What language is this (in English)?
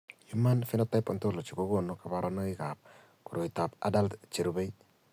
Kalenjin